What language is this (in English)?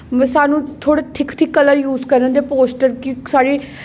Dogri